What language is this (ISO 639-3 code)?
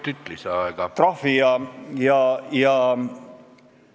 est